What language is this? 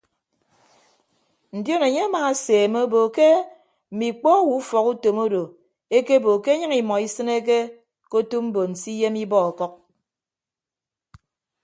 Ibibio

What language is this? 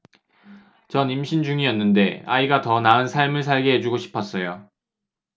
Korean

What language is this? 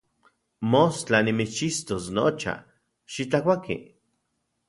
Central Puebla Nahuatl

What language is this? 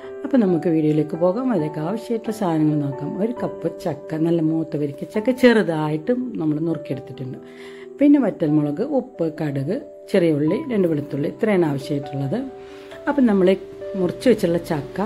Malayalam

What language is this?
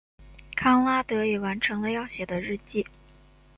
Chinese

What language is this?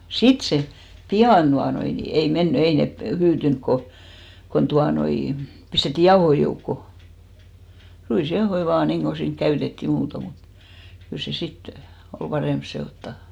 Finnish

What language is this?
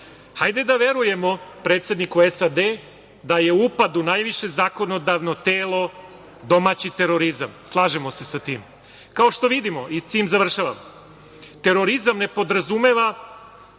Serbian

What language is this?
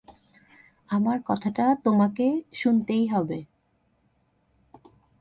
Bangla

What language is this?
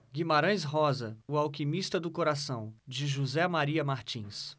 Portuguese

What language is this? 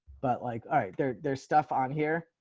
English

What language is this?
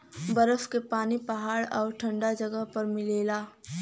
Bhojpuri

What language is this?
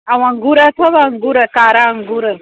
Sindhi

